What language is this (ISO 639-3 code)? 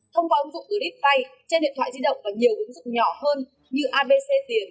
vie